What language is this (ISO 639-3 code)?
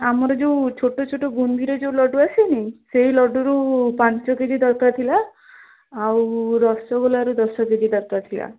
ori